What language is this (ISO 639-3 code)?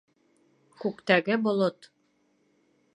bak